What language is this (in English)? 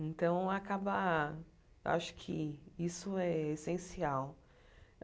Portuguese